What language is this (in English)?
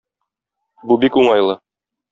Tatar